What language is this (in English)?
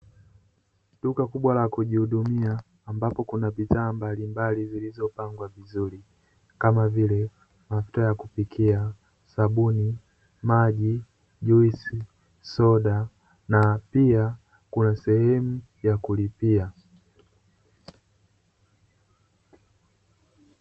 Swahili